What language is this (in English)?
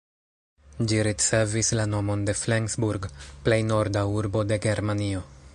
Esperanto